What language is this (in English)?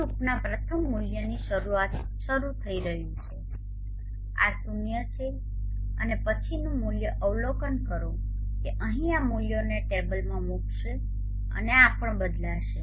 Gujarati